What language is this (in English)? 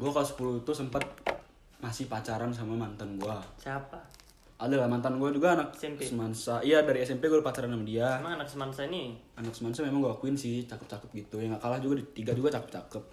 Indonesian